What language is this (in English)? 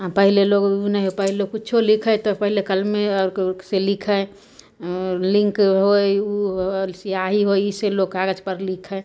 Maithili